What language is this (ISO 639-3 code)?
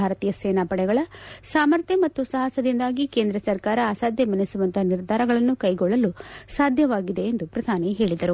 kan